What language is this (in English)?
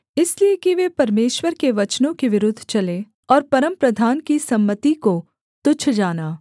Hindi